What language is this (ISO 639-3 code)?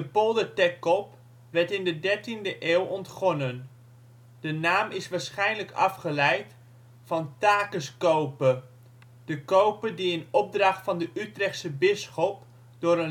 nld